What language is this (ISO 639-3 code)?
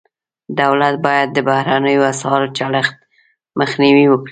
pus